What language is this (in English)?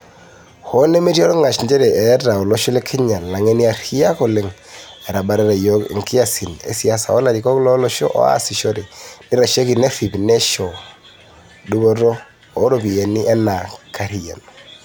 Masai